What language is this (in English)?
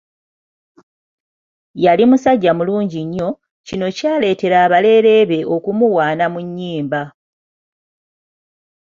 Ganda